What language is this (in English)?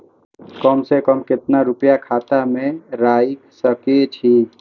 Maithili